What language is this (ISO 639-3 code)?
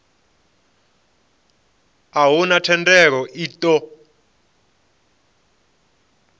ven